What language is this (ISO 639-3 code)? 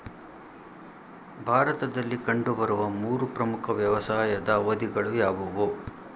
kan